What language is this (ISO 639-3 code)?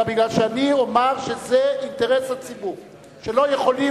heb